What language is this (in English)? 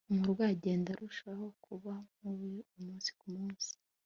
Kinyarwanda